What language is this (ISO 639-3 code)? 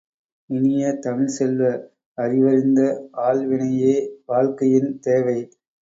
tam